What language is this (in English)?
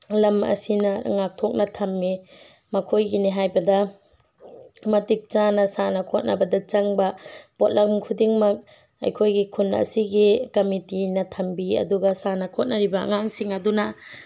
Manipuri